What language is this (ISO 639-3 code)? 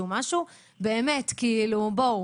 heb